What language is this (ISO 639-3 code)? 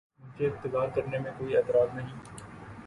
urd